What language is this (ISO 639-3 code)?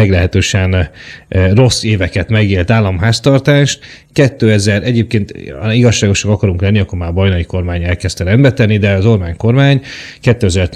hun